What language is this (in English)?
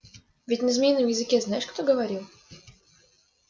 Russian